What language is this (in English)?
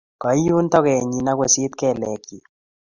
Kalenjin